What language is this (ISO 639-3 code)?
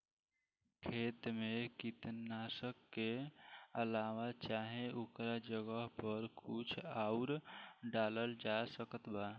bho